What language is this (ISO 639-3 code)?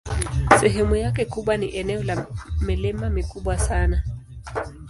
swa